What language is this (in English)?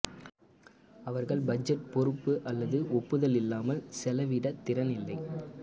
Tamil